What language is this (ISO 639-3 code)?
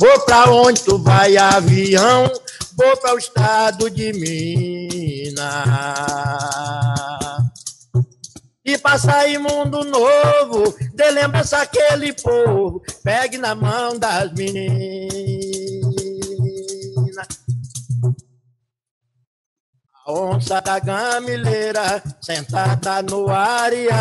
por